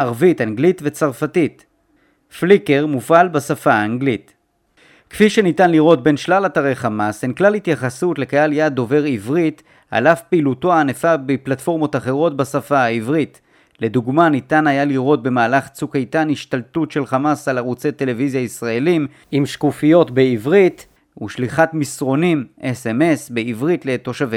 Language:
Hebrew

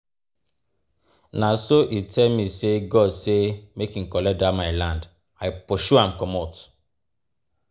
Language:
Nigerian Pidgin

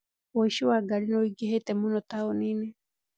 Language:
Kikuyu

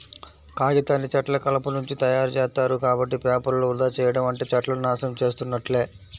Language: Telugu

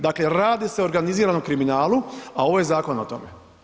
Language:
Croatian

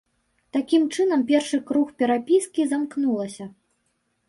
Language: Belarusian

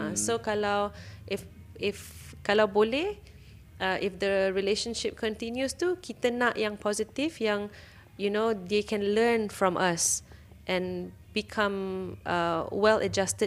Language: Malay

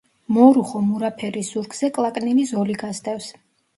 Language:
Georgian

